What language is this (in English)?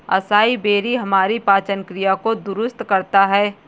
Hindi